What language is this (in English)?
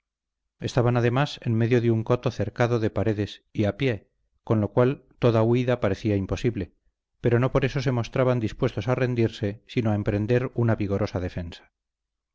Spanish